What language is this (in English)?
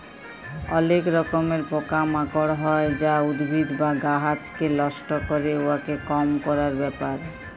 Bangla